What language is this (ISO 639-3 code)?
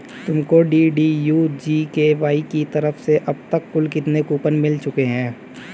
hin